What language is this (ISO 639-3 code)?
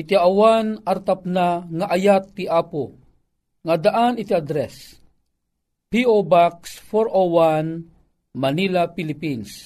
fil